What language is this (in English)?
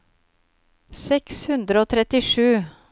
Norwegian